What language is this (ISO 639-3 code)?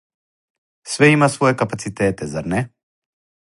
srp